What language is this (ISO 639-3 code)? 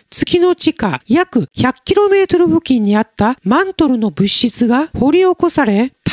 jpn